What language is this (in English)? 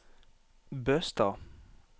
Norwegian